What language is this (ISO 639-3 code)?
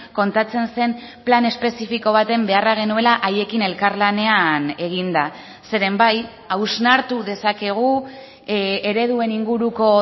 eus